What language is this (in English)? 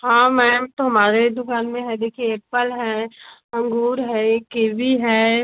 Hindi